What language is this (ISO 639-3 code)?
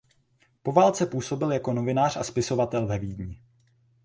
ces